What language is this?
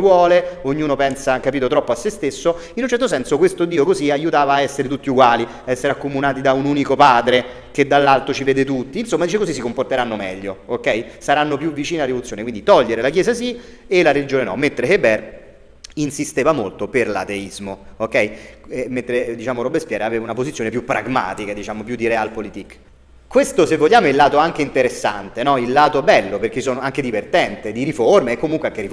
Italian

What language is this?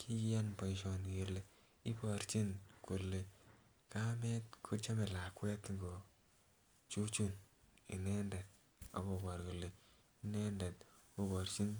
Kalenjin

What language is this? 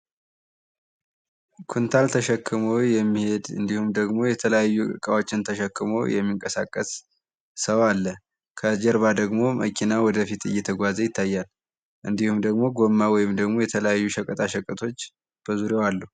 Amharic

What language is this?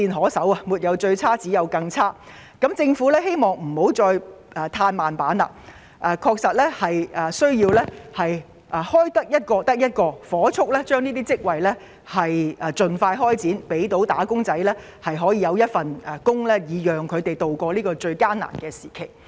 Cantonese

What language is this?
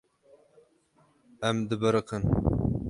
Kurdish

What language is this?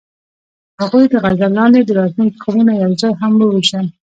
Pashto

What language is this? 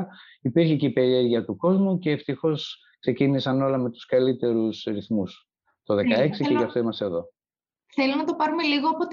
Greek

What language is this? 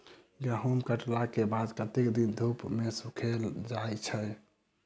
Maithili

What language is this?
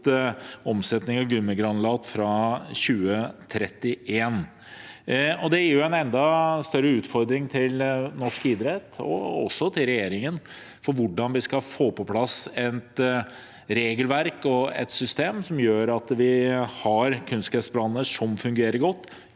Norwegian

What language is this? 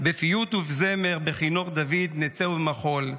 Hebrew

